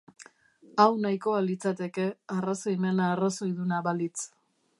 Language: Basque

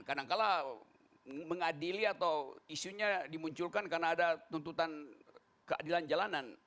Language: Indonesian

